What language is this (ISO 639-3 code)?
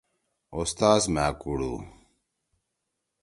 trw